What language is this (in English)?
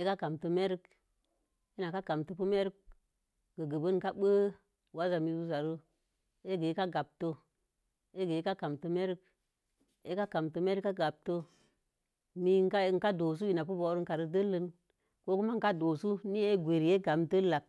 Mom Jango